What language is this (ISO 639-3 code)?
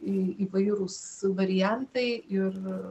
lit